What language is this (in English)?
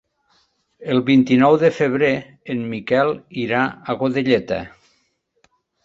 Catalan